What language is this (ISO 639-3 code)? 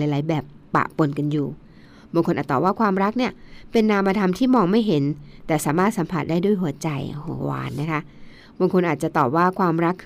tha